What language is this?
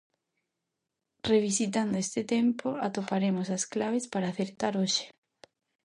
Galician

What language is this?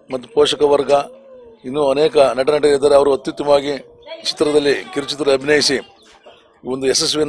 Kannada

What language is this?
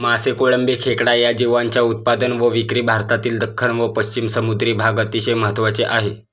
Marathi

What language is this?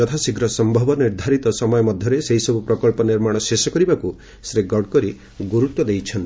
Odia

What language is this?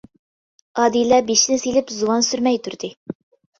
Uyghur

